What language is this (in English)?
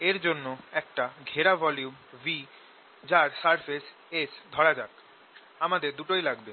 Bangla